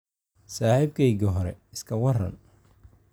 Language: Somali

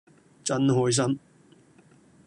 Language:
Cantonese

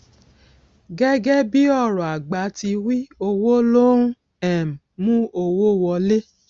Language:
Yoruba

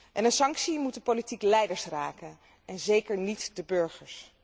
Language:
Dutch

